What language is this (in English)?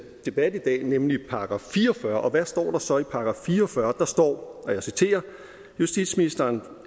Danish